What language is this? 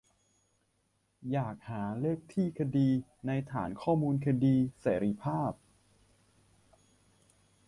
Thai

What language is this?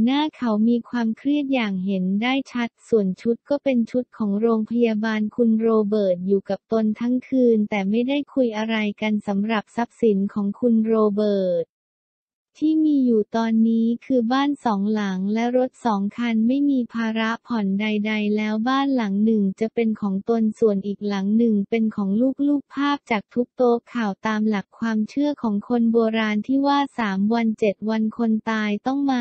Thai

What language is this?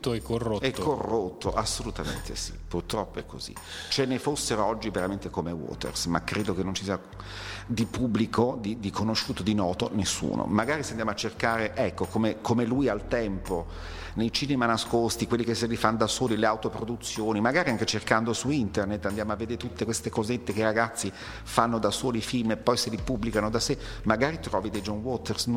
Italian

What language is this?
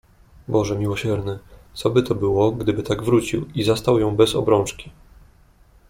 Polish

